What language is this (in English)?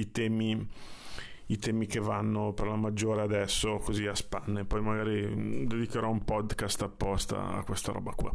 Italian